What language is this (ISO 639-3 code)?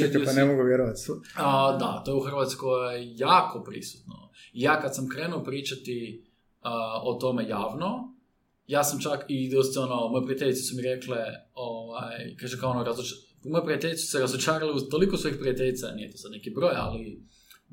hrv